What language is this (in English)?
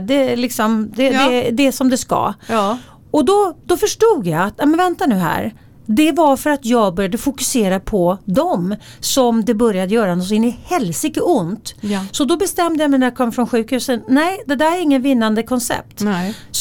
Swedish